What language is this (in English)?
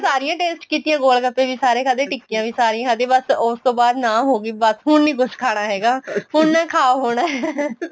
Punjabi